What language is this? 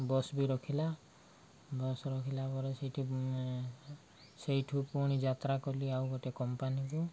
Odia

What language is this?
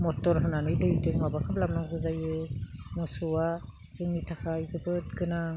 Bodo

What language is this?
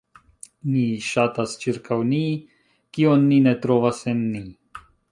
Esperanto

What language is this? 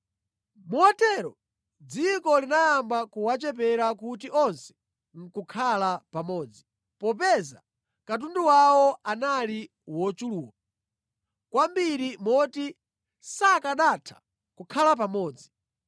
Nyanja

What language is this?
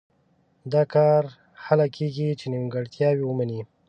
Pashto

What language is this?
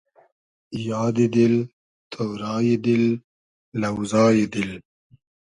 Hazaragi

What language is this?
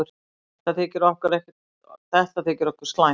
Icelandic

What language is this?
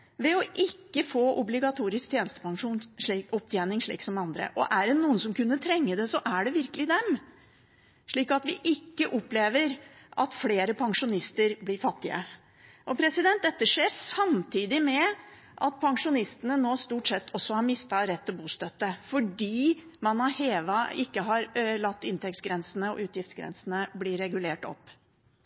Norwegian Bokmål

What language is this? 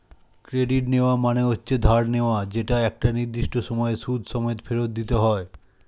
Bangla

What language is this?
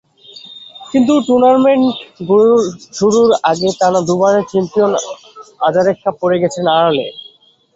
Bangla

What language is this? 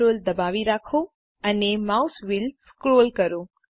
Gujarati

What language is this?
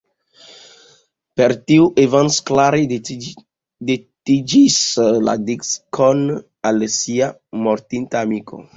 Esperanto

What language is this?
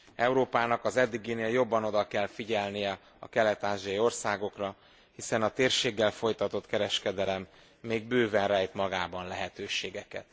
Hungarian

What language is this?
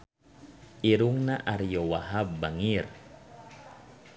Sundanese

